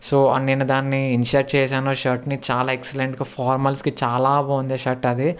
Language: Telugu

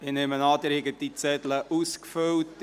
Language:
Swiss German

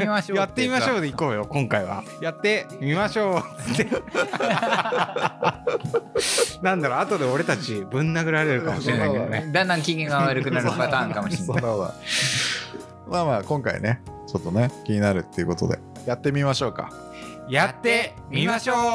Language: Japanese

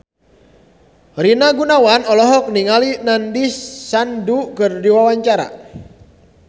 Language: Sundanese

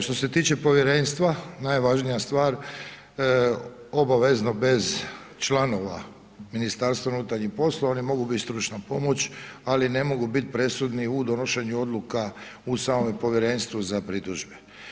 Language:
Croatian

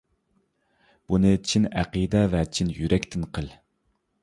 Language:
Uyghur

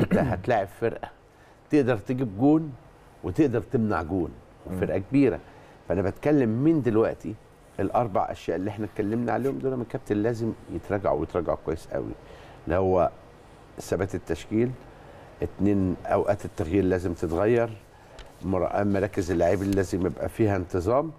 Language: Arabic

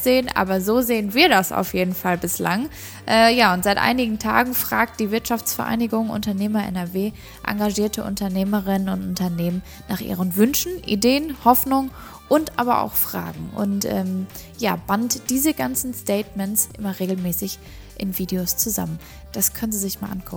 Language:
German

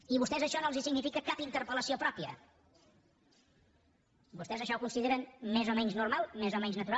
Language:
Catalan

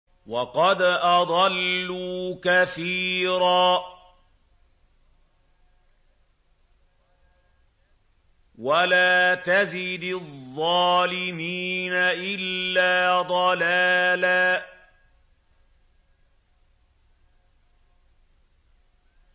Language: Arabic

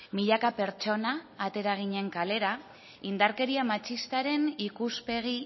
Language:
Basque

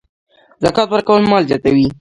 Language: Pashto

